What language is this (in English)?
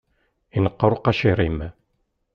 Kabyle